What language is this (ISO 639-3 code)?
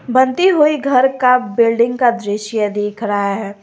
hin